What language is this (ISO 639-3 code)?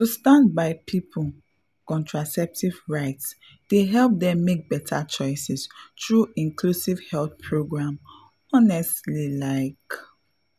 pcm